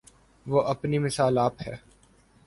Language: Urdu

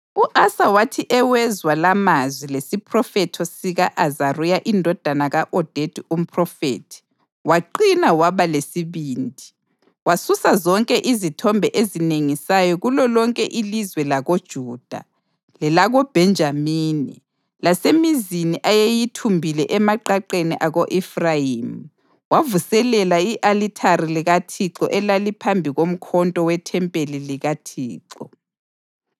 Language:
North Ndebele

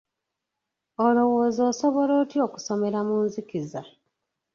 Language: Ganda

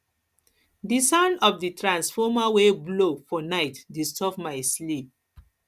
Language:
Nigerian Pidgin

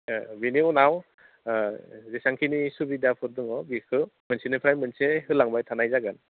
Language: Bodo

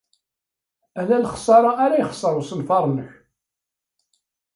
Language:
Kabyle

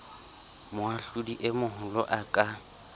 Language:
Southern Sotho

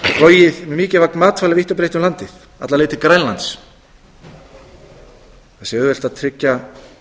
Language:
Icelandic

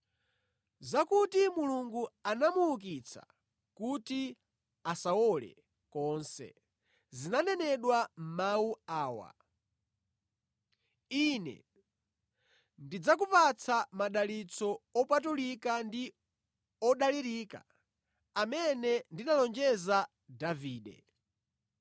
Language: Nyanja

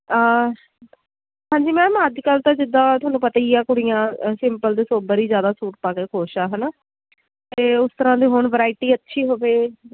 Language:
Punjabi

